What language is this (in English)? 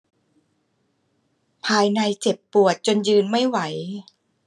Thai